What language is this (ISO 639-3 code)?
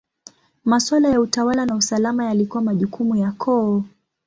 swa